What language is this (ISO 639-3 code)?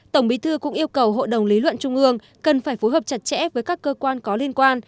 vie